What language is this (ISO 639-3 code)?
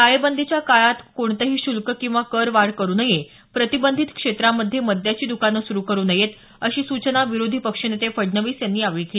mar